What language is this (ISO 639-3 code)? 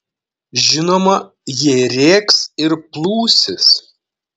lit